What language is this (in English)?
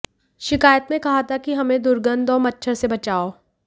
Hindi